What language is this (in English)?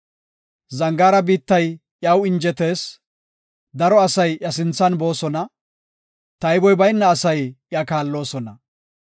Gofa